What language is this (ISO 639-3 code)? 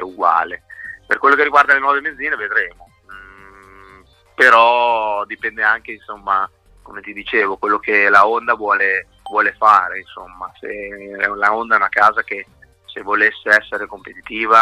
ita